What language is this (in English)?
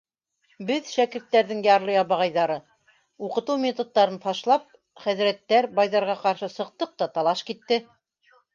Bashkir